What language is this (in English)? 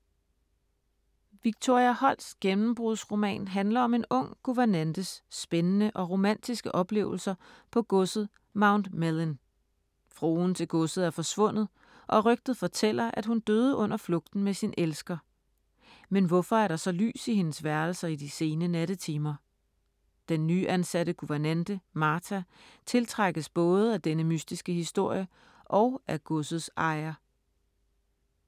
Danish